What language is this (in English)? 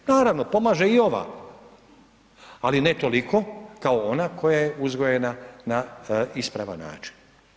Croatian